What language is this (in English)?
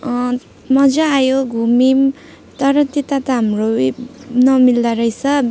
Nepali